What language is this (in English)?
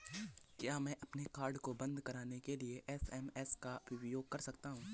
Hindi